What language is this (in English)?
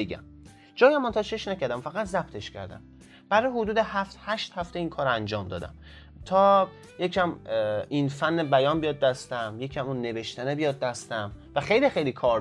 Persian